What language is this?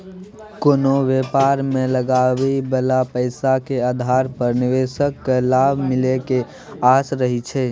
Maithili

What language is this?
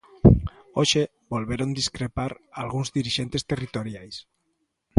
Galician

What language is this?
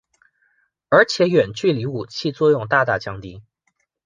Chinese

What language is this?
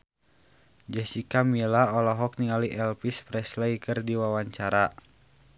Sundanese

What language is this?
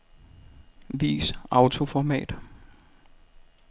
Danish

